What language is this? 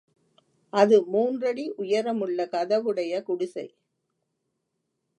Tamil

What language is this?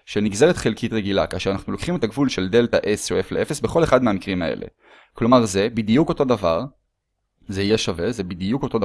Hebrew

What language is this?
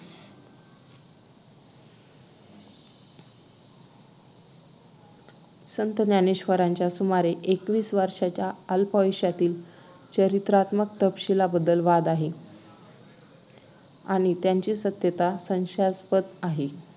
Marathi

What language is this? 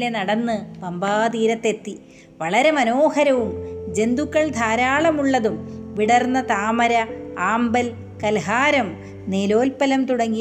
Malayalam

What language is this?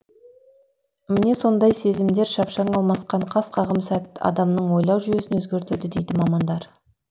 Kazakh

